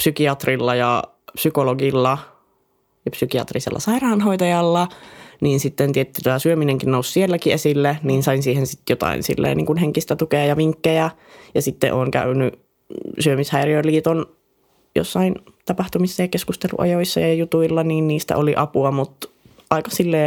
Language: Finnish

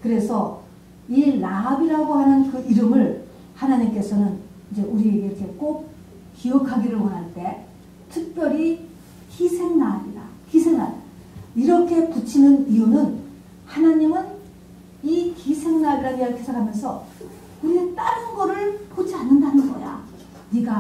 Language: Korean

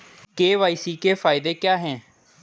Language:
Hindi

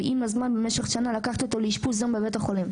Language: Hebrew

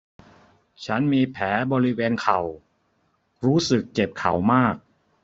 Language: Thai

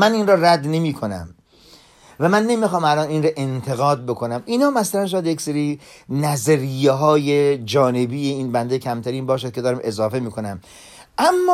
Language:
Persian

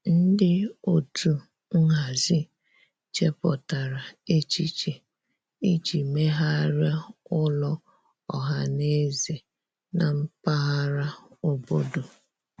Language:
Igbo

